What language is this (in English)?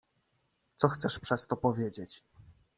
Polish